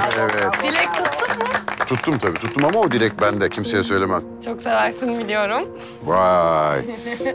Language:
Turkish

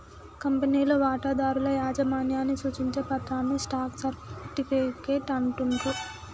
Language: Telugu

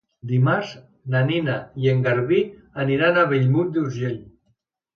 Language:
Catalan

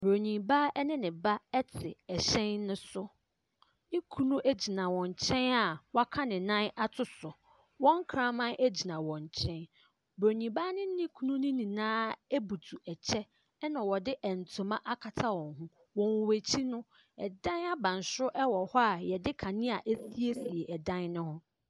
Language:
Akan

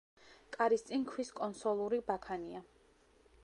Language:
Georgian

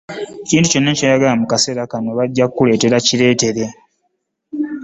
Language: Ganda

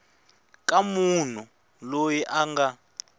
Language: Tsonga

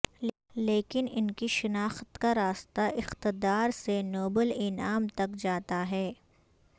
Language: Urdu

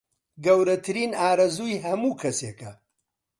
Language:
Central Kurdish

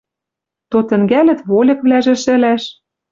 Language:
Western Mari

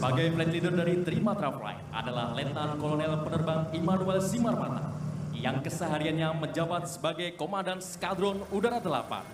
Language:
Indonesian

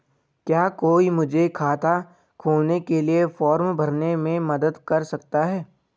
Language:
Hindi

